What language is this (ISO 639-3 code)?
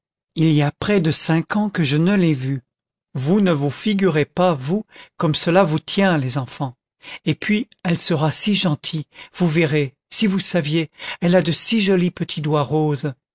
fra